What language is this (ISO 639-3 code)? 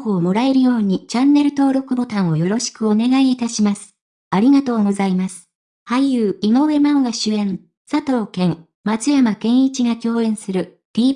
jpn